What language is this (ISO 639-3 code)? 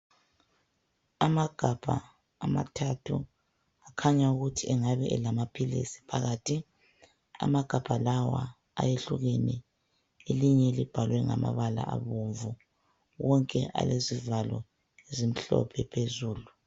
nde